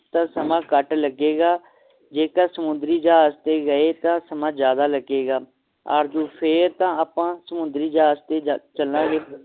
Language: Punjabi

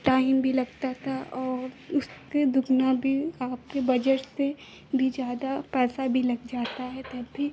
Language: Hindi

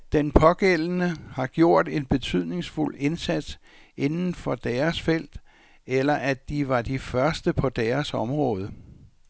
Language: Danish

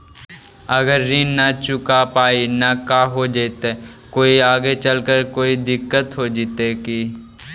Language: Magahi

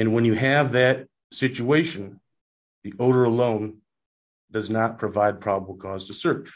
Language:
English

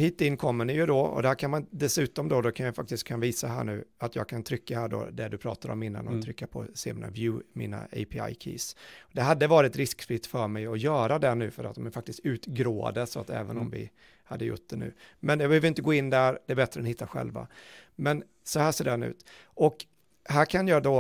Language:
Swedish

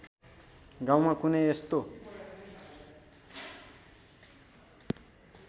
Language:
Nepali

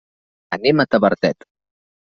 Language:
Catalan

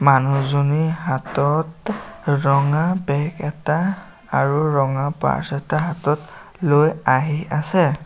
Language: Assamese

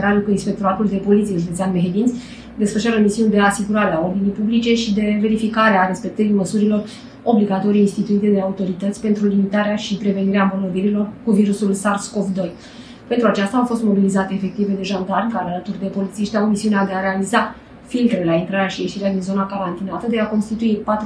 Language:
Romanian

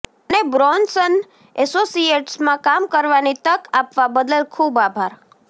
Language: Gujarati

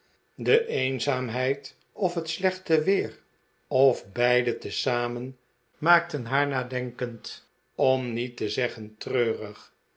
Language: Dutch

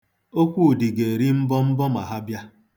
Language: Igbo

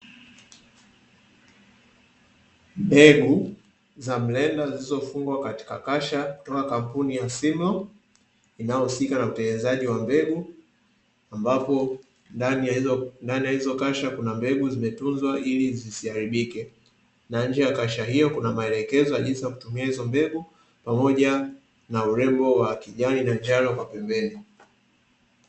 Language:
Swahili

